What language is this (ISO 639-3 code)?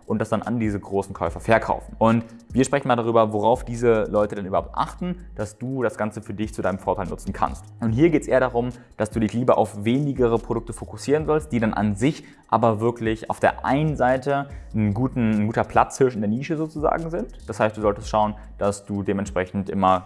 deu